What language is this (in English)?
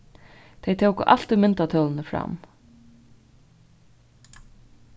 Faroese